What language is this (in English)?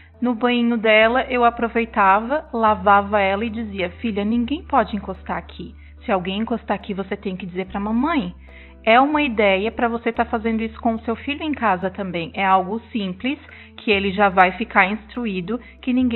Portuguese